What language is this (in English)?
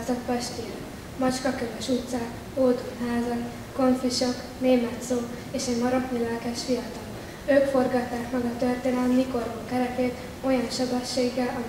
Hungarian